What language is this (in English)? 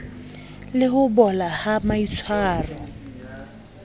Southern Sotho